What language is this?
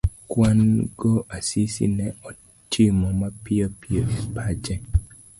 Luo (Kenya and Tanzania)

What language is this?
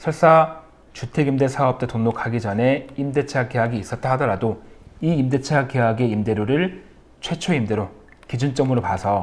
Korean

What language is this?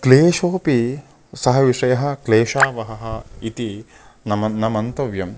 Sanskrit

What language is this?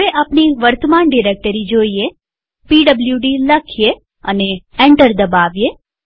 Gujarati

